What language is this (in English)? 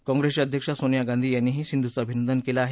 Marathi